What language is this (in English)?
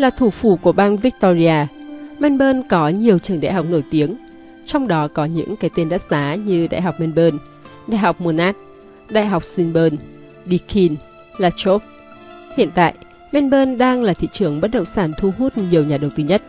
Vietnamese